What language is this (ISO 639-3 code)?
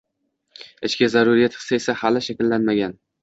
uzb